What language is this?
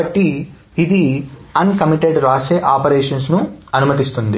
Telugu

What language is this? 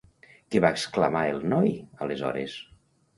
Catalan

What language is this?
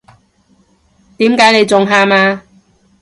Cantonese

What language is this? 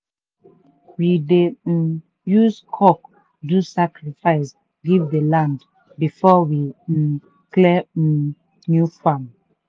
Nigerian Pidgin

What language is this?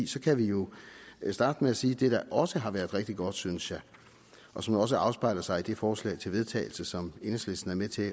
Danish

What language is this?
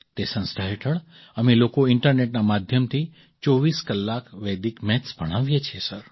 Gujarati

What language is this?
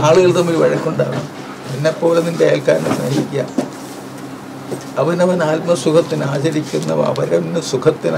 Malayalam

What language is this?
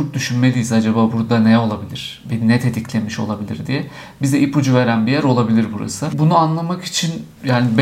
Turkish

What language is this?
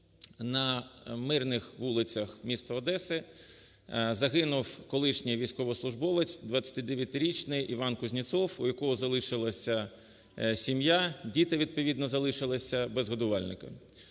Ukrainian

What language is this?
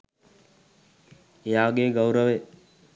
Sinhala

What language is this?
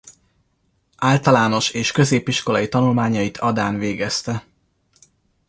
Hungarian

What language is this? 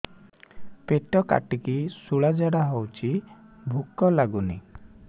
Odia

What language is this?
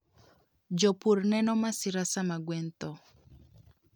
Luo (Kenya and Tanzania)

